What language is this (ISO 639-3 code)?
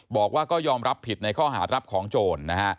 tha